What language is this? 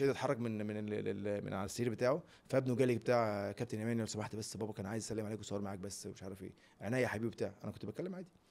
Arabic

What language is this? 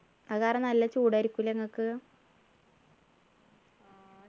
Malayalam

